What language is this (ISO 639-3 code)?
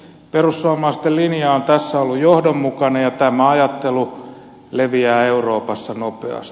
fin